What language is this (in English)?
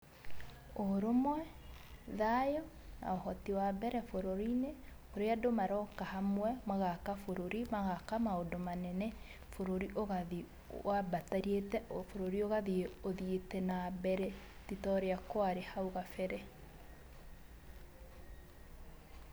Kikuyu